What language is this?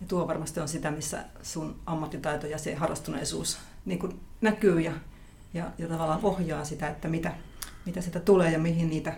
Finnish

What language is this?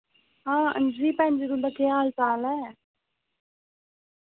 Dogri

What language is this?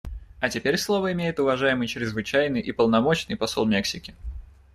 Russian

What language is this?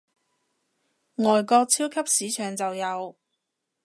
Cantonese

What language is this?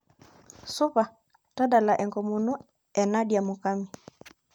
Masai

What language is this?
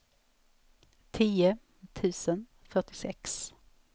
Swedish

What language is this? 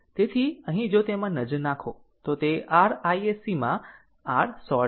Gujarati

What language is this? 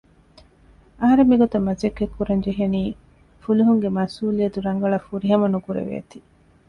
Divehi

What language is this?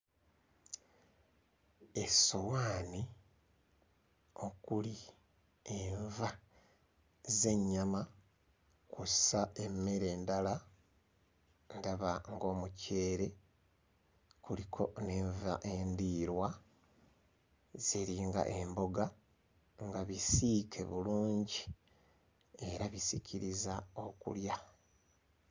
Ganda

